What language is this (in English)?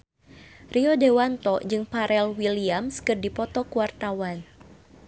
Sundanese